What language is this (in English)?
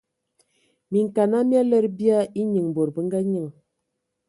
Ewondo